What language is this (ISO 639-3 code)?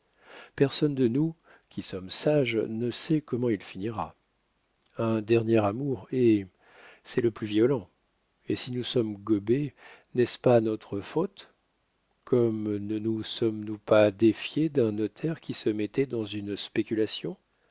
fra